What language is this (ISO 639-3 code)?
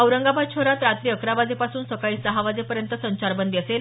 mar